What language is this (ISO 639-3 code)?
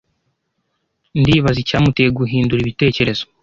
kin